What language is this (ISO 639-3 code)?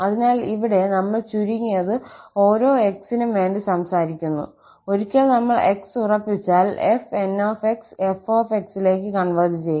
mal